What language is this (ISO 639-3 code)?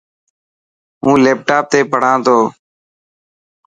mki